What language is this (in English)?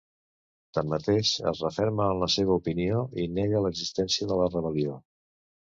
Catalan